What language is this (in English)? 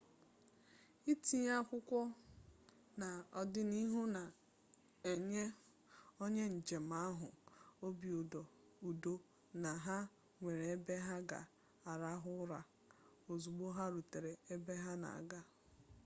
Igbo